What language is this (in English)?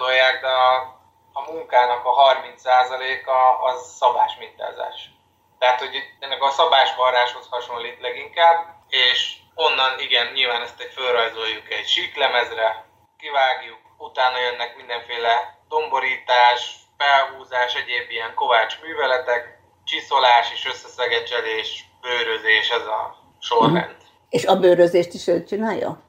Hungarian